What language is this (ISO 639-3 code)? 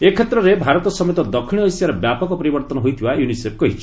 ori